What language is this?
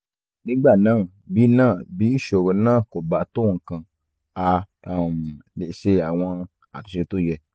Yoruba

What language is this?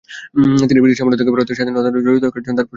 Bangla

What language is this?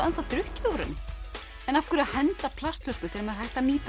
Icelandic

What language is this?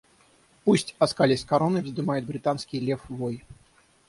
Russian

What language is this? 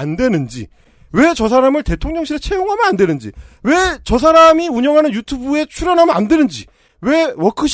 Korean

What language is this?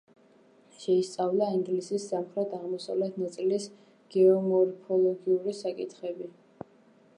Georgian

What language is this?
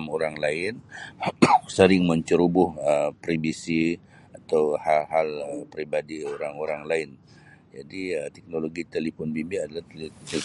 Sabah Malay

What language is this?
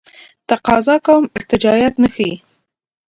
Pashto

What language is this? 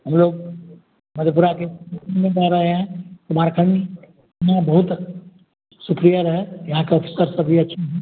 Hindi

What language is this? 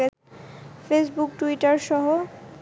Bangla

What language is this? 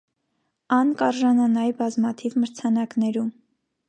Armenian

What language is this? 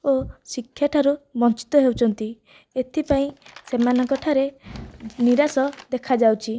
Odia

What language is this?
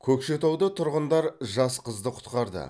Kazakh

